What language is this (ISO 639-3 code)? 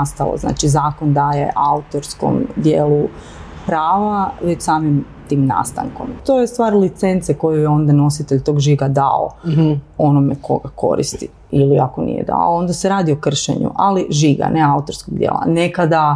hrv